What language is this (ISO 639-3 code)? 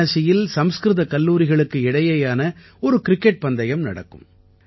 tam